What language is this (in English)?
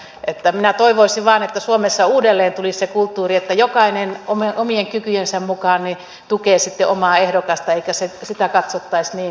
Finnish